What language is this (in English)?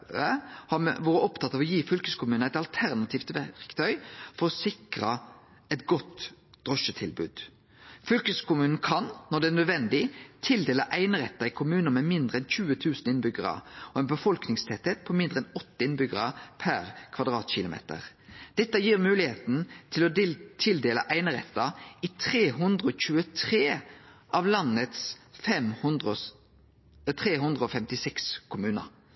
Norwegian Nynorsk